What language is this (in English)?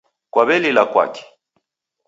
Taita